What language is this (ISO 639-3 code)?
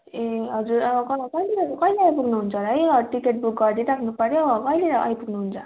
nep